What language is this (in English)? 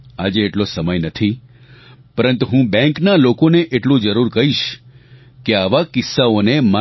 Gujarati